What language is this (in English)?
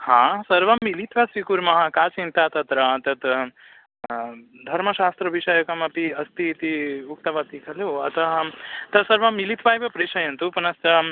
Sanskrit